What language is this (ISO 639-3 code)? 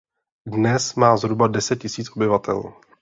ces